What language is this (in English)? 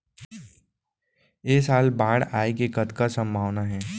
Chhattisgarhi